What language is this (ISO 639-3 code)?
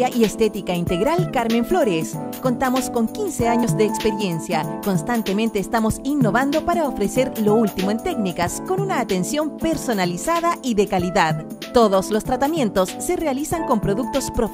spa